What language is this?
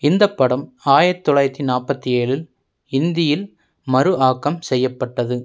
Tamil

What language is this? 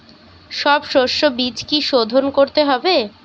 Bangla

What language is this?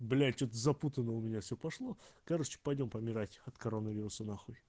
Russian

